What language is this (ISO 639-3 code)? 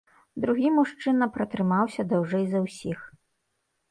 bel